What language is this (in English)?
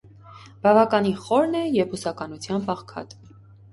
Armenian